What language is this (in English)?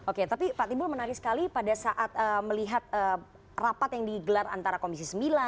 Indonesian